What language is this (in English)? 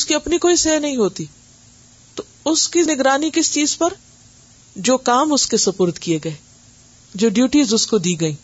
Urdu